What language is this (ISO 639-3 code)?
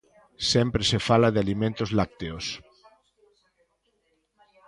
glg